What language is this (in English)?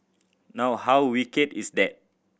English